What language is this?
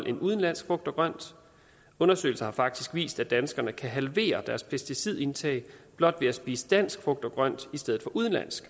Danish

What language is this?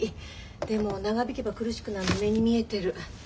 Japanese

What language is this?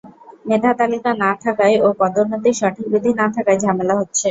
Bangla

